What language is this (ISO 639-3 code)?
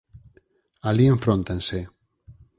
glg